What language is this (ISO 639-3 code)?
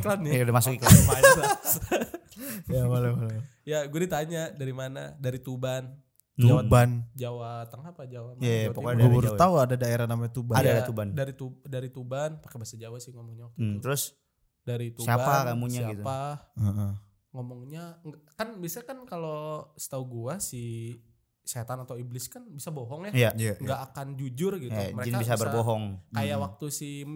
ind